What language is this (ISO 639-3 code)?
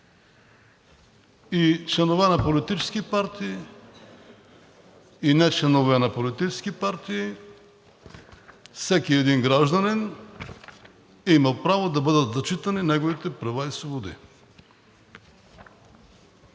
bul